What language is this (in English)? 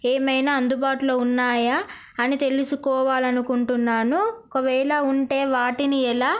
Telugu